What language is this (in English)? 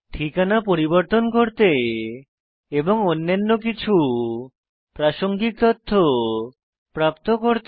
Bangla